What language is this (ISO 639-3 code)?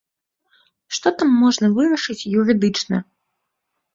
bel